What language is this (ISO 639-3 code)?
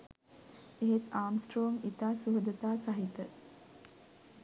sin